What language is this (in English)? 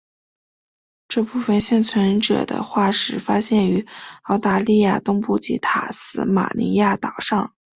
Chinese